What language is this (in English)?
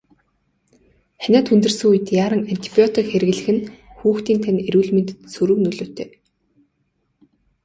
Mongolian